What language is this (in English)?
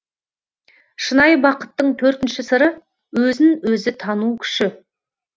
Kazakh